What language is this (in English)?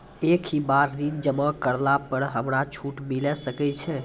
Maithili